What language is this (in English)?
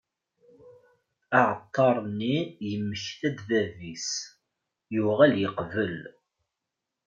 Kabyle